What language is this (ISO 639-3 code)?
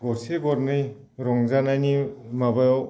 brx